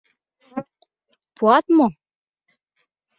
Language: Mari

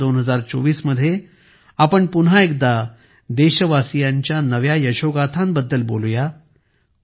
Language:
Marathi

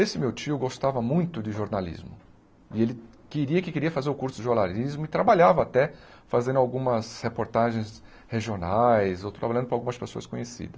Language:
Portuguese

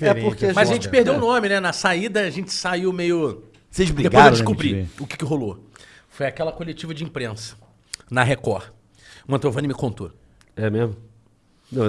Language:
Portuguese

